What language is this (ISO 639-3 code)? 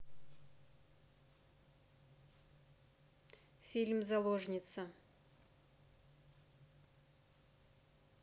rus